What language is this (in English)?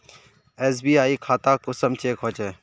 Magahi